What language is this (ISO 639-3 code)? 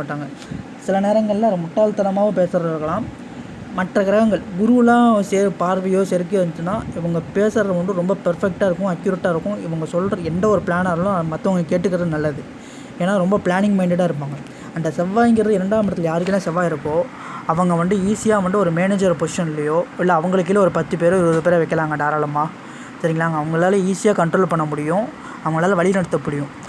vie